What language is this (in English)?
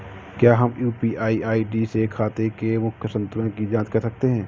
Hindi